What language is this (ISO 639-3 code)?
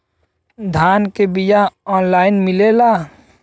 bho